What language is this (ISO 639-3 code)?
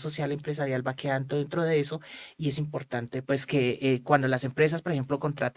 spa